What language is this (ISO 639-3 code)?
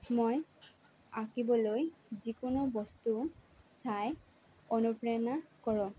asm